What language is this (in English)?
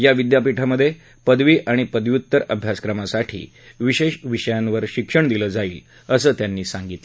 Marathi